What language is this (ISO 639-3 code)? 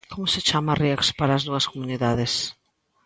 glg